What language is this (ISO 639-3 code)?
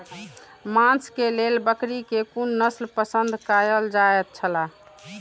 mai